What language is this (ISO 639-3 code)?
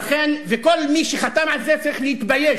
heb